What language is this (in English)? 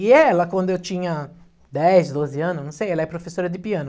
Portuguese